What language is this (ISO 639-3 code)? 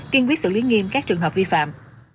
vie